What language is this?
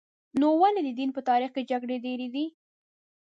Pashto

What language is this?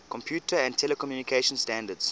English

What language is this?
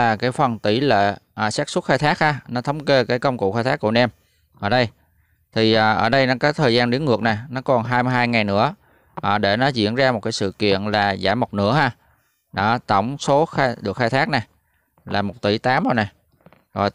Vietnamese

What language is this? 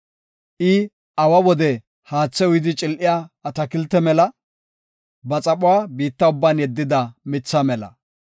Gofa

